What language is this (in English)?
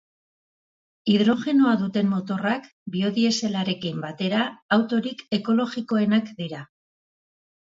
Basque